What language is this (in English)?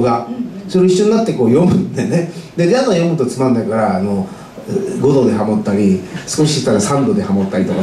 Japanese